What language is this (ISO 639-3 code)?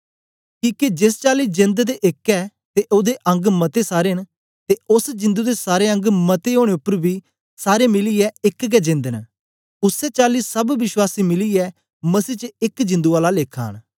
doi